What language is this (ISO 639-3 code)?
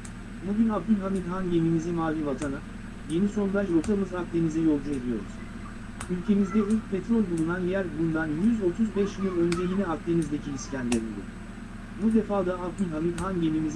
tur